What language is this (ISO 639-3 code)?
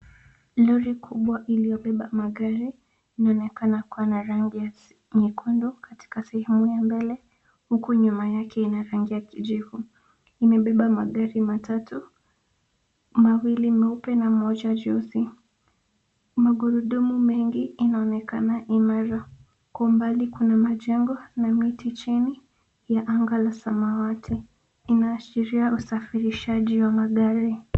swa